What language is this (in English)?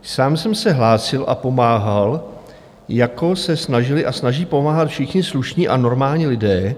Czech